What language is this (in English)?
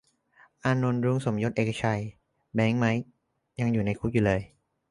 Thai